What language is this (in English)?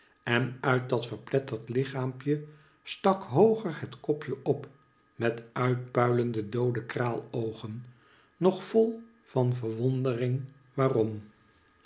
Dutch